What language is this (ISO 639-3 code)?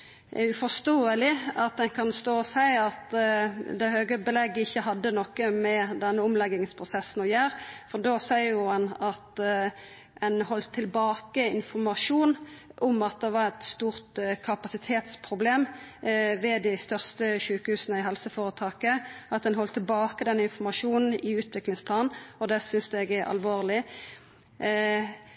nno